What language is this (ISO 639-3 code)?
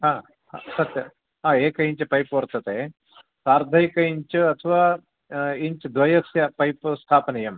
san